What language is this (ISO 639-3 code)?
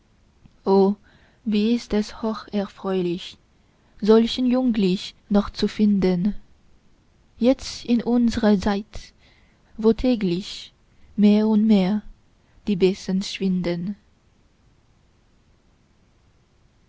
deu